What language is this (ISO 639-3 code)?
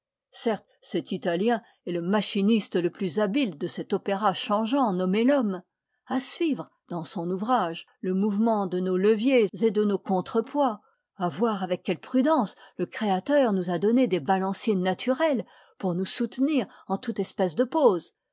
fra